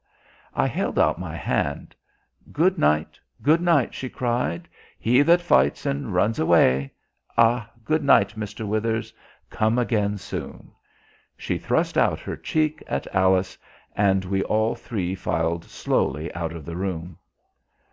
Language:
English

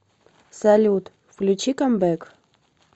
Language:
Russian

